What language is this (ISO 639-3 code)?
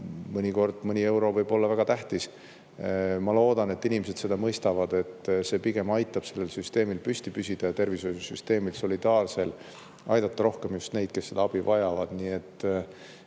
est